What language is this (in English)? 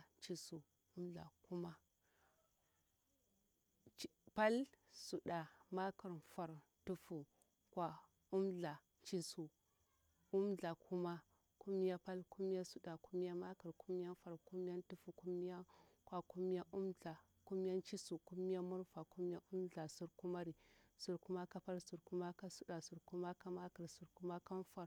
Bura-Pabir